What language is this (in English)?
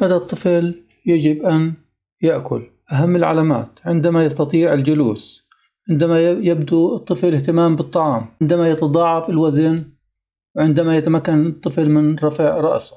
Arabic